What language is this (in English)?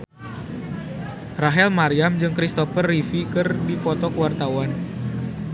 Sundanese